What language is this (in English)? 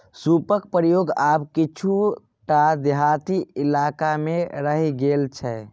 Maithili